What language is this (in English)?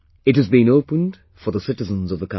English